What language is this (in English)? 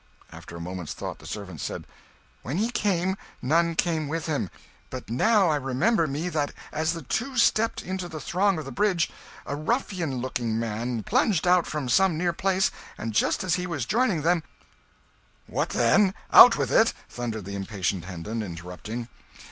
English